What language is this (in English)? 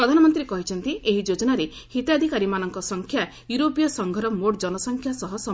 Odia